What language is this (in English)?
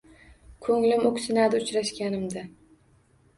Uzbek